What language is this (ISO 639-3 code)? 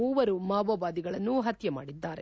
kan